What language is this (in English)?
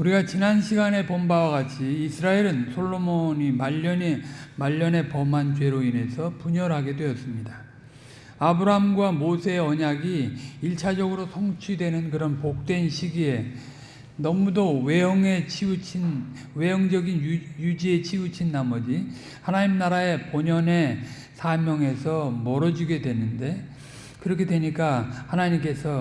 Korean